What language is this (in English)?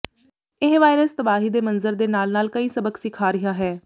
Punjabi